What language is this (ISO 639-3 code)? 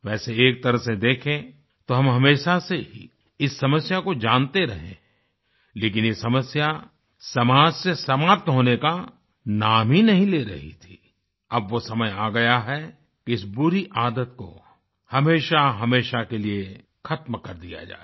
hin